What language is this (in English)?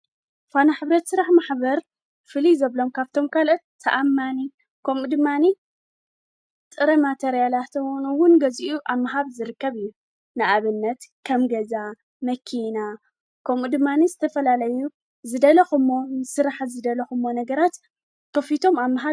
Tigrinya